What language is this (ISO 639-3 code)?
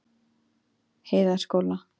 isl